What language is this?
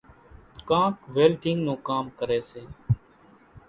Kachi Koli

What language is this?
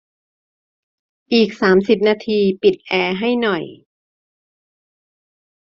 Thai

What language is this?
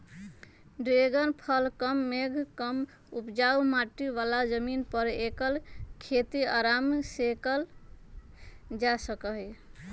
Magahi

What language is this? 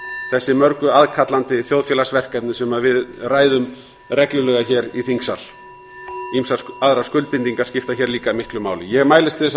Icelandic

